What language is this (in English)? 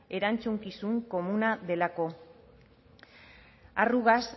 Basque